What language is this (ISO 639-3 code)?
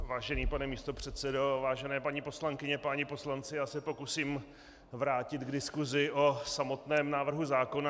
ces